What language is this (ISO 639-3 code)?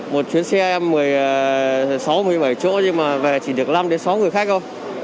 vie